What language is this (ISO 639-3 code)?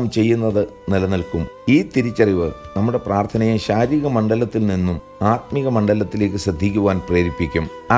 mal